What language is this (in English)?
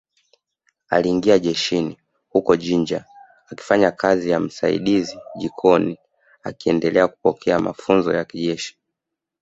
Swahili